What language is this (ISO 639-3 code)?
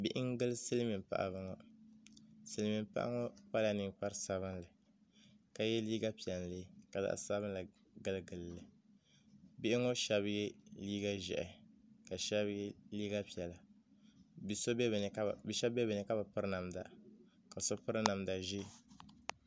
dag